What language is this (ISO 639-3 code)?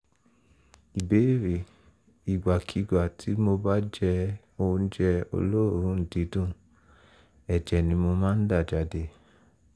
yor